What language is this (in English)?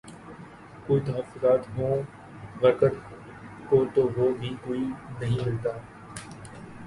Urdu